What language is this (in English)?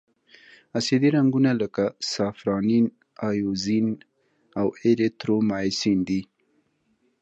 Pashto